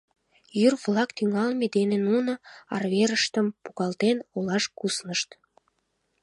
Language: Mari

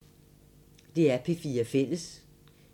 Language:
Danish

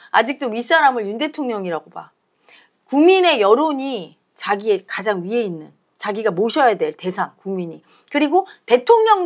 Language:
Korean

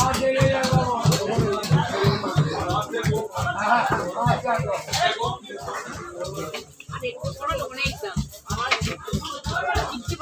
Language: Arabic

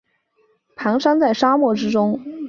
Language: Chinese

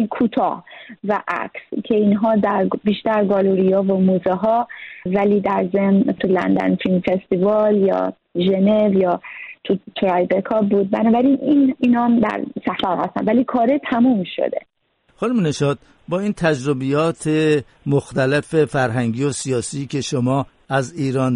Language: Persian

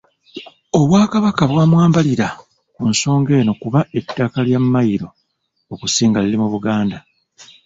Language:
Ganda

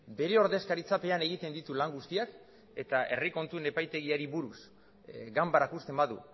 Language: Basque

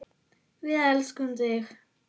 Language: Icelandic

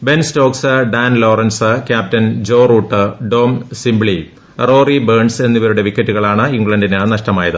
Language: Malayalam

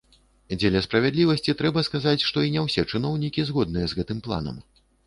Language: Belarusian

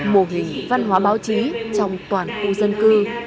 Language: Vietnamese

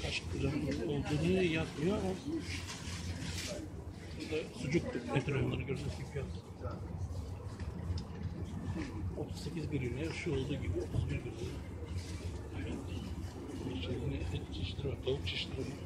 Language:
Turkish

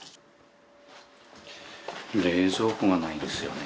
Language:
Japanese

